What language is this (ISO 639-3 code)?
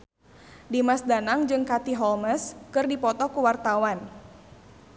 sun